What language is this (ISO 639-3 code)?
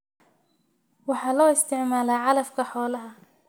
som